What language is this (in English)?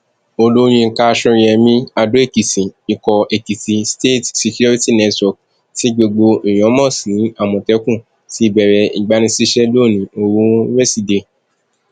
Yoruba